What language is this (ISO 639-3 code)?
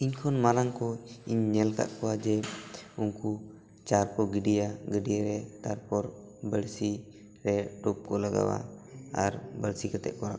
sat